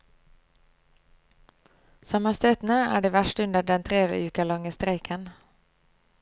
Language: Norwegian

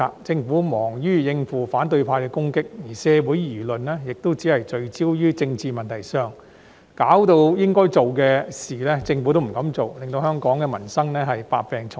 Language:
Cantonese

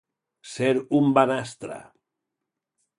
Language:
Catalan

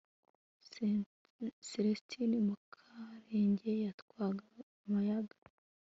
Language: Kinyarwanda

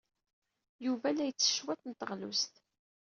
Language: Kabyle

